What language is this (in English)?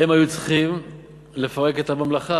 Hebrew